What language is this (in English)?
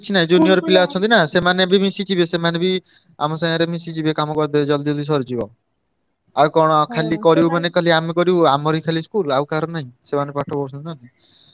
Odia